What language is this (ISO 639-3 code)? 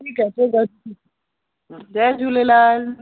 snd